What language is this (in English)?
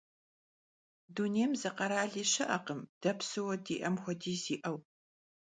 Kabardian